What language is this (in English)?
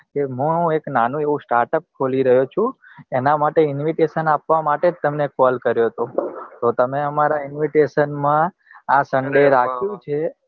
Gujarati